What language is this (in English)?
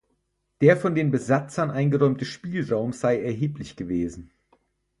German